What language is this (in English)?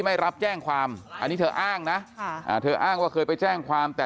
Thai